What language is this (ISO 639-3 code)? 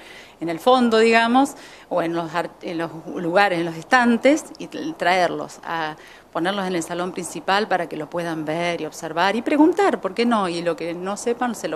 spa